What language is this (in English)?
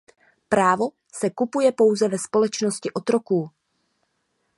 Czech